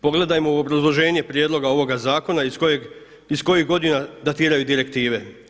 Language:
Croatian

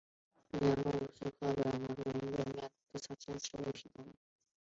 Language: Chinese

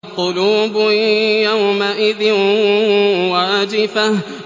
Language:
Arabic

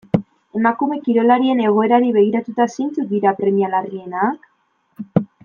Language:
Basque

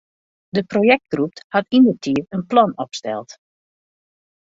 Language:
Western Frisian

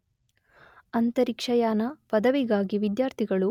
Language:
Kannada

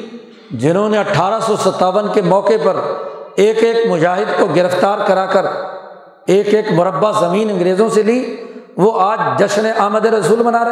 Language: Urdu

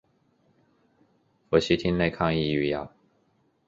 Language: Chinese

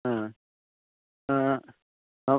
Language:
Sanskrit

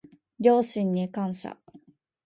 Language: Japanese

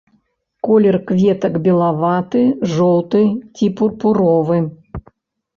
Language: Belarusian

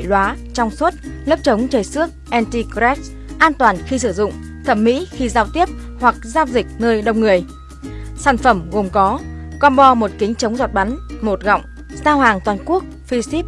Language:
Vietnamese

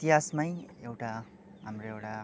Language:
Nepali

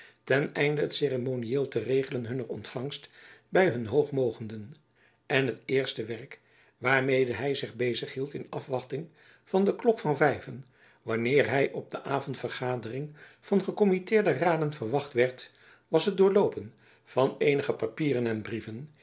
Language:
Dutch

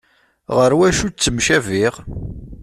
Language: Kabyle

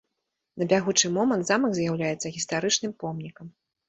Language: Belarusian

